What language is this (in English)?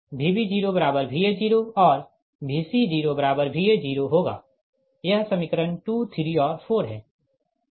Hindi